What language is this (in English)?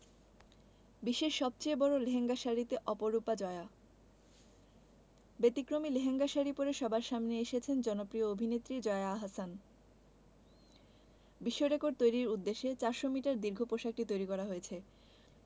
Bangla